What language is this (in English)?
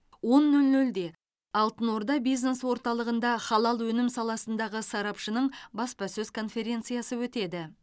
Kazakh